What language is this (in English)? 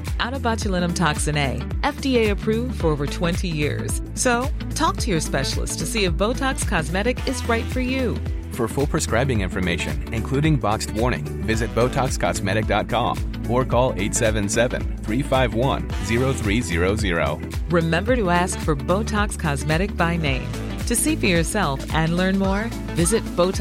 Swedish